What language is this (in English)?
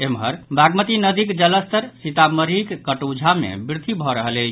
Maithili